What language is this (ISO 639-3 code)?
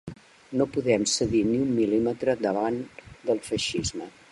cat